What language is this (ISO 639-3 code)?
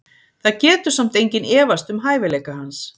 isl